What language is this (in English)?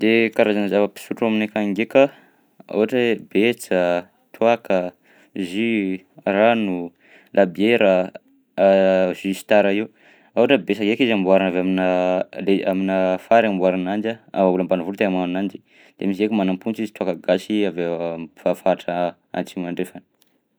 Southern Betsimisaraka Malagasy